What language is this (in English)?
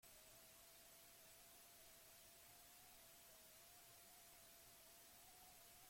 Basque